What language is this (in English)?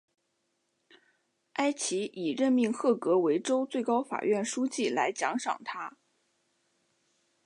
Chinese